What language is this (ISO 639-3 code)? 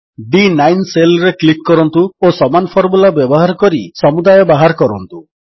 ori